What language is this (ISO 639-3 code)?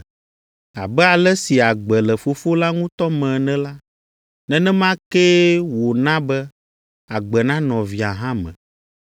ewe